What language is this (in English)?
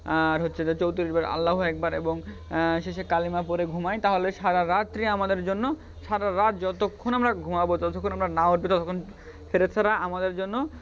Bangla